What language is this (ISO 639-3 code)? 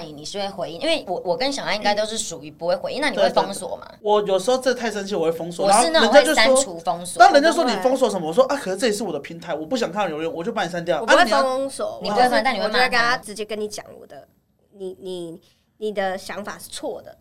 zho